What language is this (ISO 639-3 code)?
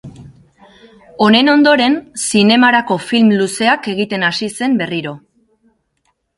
eus